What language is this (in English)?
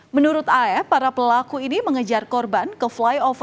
Indonesian